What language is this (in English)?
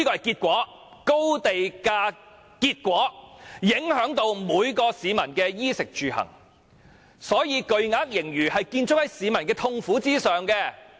Cantonese